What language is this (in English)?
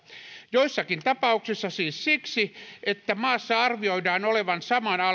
Finnish